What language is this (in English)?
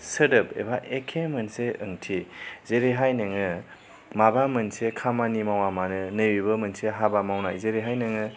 Bodo